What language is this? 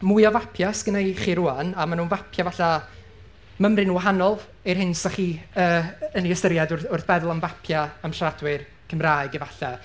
Welsh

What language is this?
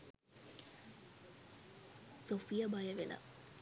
Sinhala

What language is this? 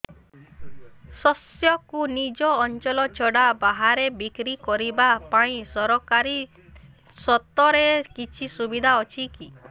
Odia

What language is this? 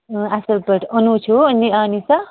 Kashmiri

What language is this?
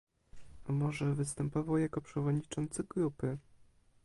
Polish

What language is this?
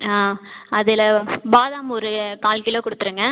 Tamil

